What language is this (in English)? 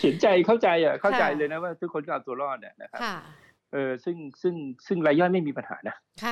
Thai